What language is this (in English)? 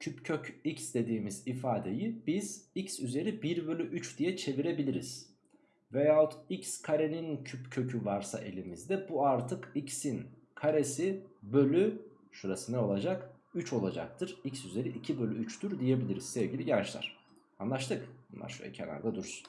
Turkish